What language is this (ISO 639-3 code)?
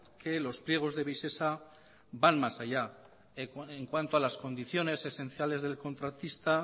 spa